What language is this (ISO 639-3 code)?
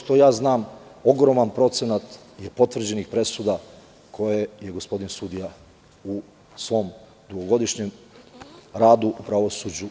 srp